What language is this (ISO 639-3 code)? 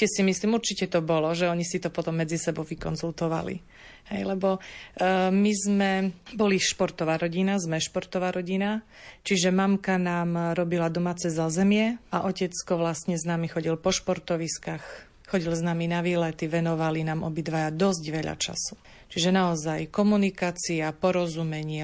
slk